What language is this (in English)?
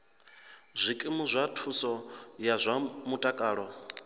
Venda